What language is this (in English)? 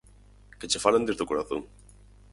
Galician